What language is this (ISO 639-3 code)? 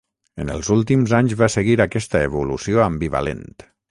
cat